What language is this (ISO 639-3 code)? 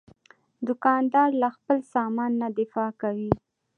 pus